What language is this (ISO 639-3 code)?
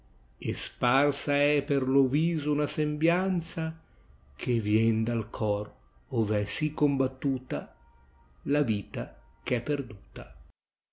ita